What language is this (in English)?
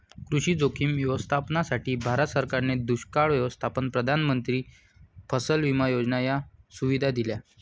Marathi